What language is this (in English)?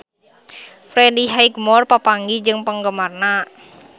Sundanese